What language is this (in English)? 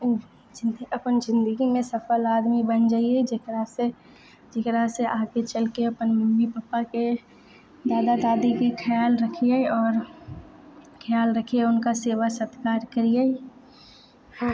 Maithili